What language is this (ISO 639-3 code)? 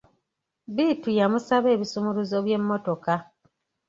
lug